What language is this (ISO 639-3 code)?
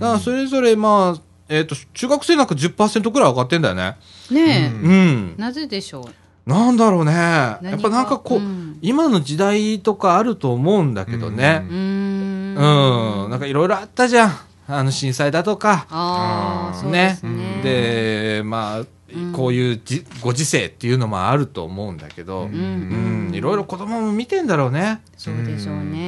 jpn